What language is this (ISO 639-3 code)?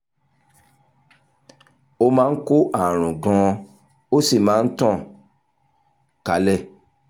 yor